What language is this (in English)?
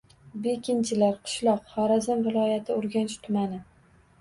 Uzbek